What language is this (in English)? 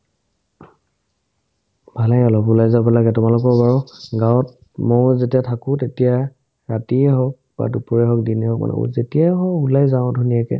Assamese